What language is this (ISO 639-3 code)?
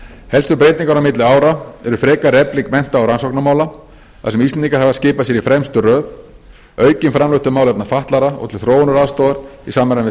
isl